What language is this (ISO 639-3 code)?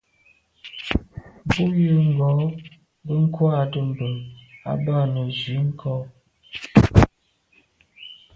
byv